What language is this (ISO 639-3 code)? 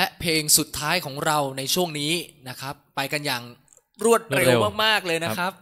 tha